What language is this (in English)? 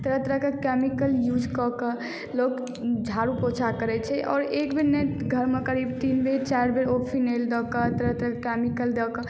Maithili